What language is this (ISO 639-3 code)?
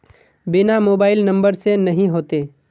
mag